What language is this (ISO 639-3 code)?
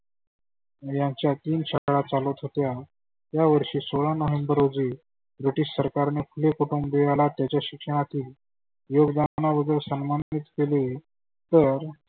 mar